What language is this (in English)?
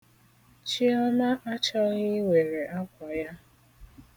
Igbo